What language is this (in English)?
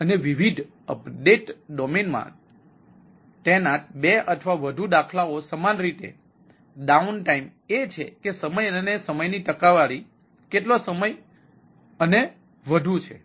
Gujarati